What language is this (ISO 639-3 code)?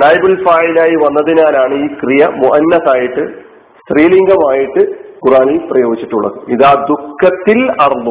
mal